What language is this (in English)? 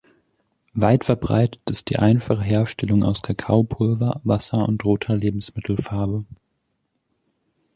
German